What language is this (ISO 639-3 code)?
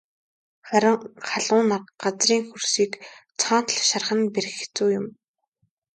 mon